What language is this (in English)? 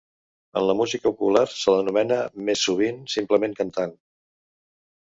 Catalan